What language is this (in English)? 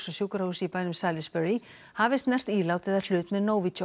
Icelandic